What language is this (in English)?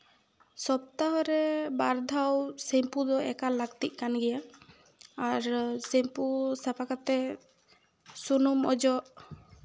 Santali